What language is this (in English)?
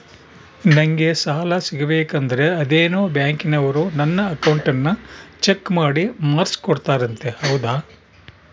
Kannada